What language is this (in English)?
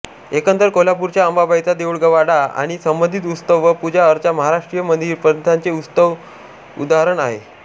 Marathi